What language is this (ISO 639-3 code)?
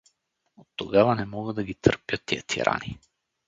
bul